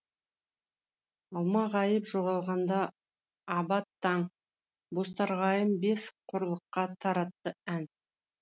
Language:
Kazakh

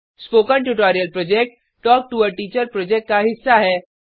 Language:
Hindi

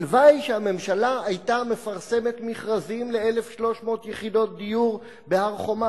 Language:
Hebrew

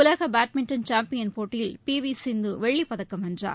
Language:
Tamil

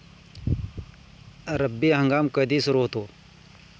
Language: Marathi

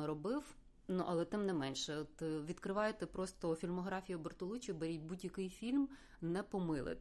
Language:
Ukrainian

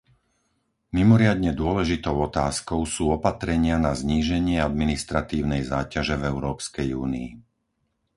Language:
Slovak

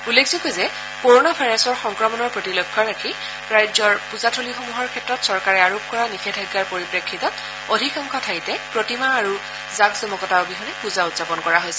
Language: Assamese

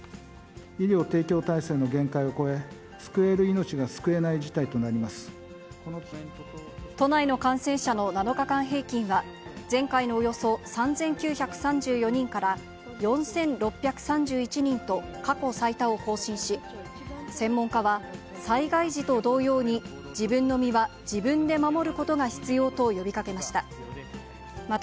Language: Japanese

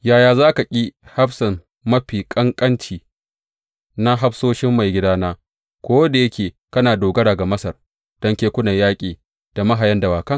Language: Hausa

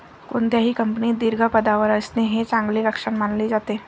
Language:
Marathi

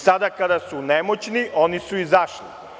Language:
Serbian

